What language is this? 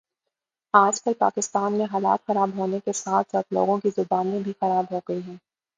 Urdu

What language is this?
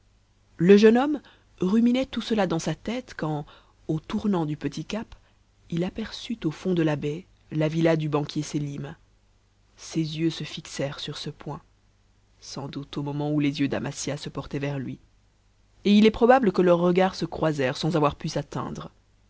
French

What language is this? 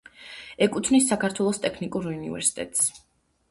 Georgian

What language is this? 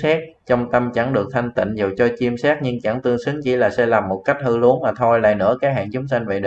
Vietnamese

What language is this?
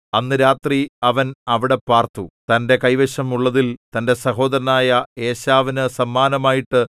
Malayalam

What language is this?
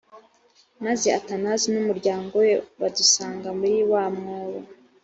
Kinyarwanda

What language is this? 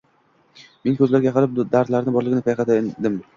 Uzbek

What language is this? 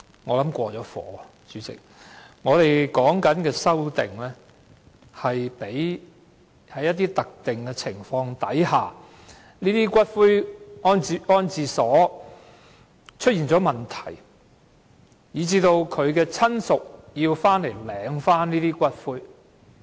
Cantonese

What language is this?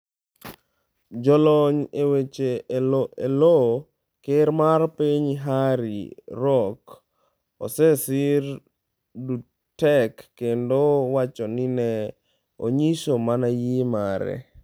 Luo (Kenya and Tanzania)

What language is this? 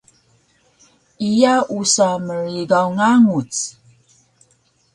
Taroko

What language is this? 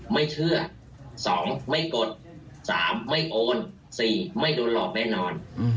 Thai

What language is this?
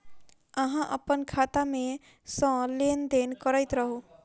Maithili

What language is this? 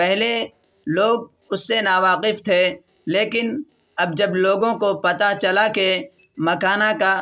Urdu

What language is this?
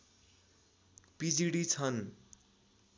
Nepali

